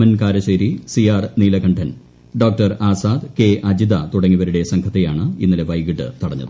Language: Malayalam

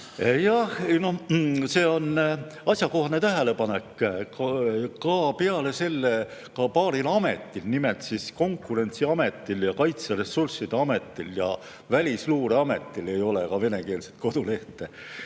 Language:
Estonian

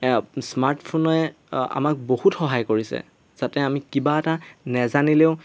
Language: Assamese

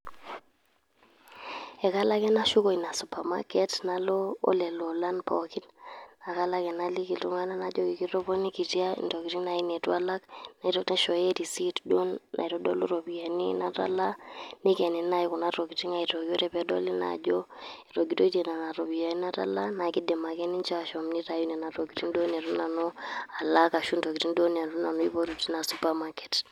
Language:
Masai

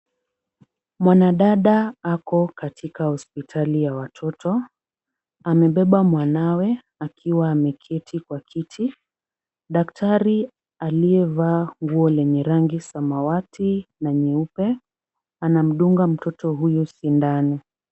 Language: Swahili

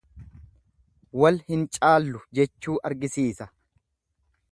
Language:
Oromo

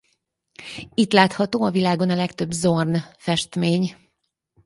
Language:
Hungarian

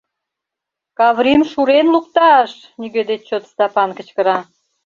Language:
Mari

